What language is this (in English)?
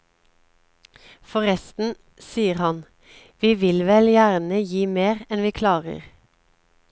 Norwegian